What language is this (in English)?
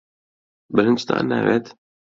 Central Kurdish